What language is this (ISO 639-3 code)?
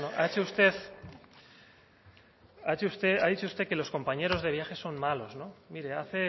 spa